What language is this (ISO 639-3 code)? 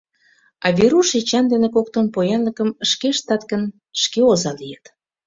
chm